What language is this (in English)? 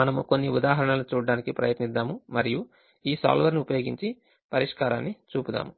Telugu